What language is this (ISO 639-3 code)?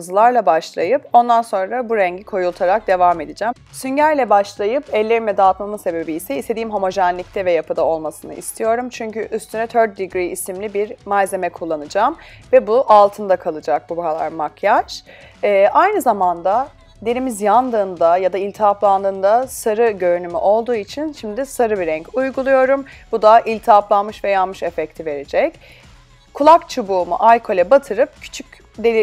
tur